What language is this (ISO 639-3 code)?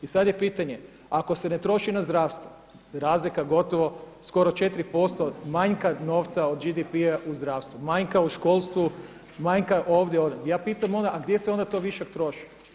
hrv